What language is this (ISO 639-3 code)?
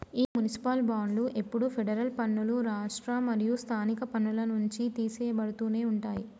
tel